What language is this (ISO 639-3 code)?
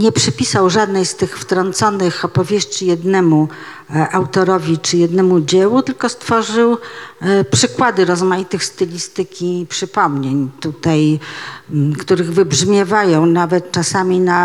pol